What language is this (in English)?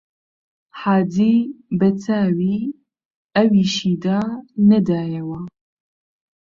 Central Kurdish